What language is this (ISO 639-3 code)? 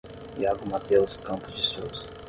por